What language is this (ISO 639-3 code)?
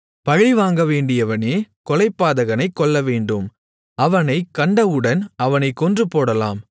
tam